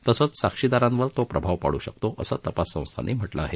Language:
Marathi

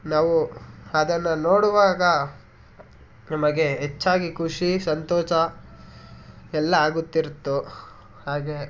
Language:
Kannada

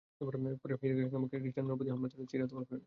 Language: Bangla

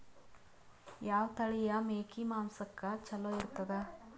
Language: Kannada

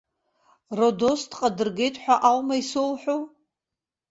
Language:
Abkhazian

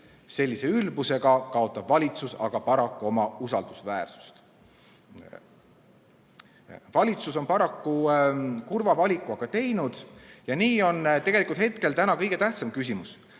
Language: Estonian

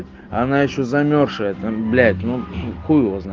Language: Russian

